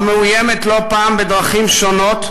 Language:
Hebrew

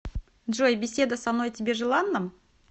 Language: Russian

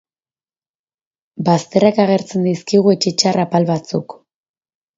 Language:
Basque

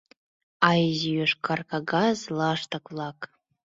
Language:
Mari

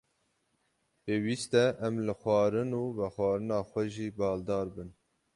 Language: Kurdish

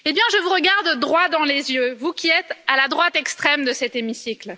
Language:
French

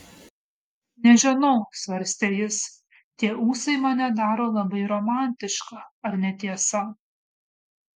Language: Lithuanian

